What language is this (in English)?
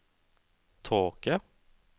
Norwegian